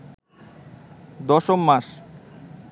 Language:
Bangla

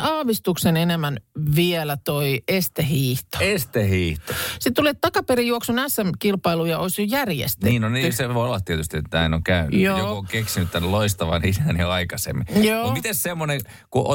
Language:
Finnish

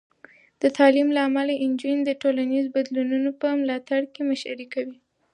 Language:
Pashto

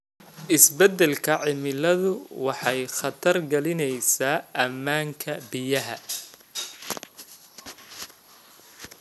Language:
Somali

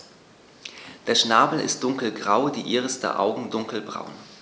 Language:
German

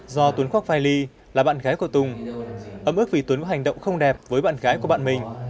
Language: Vietnamese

